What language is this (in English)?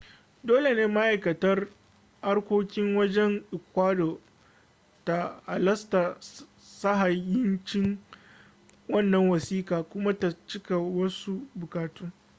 Hausa